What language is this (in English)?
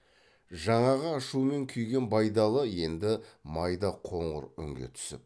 Kazakh